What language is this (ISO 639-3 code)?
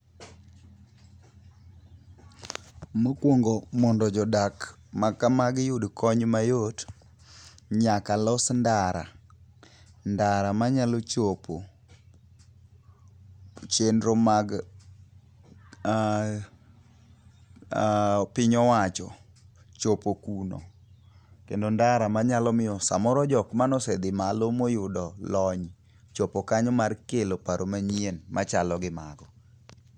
luo